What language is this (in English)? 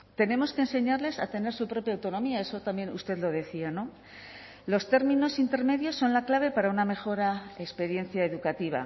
Spanish